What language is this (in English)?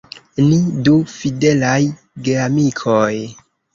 Esperanto